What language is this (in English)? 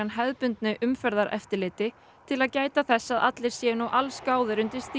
Icelandic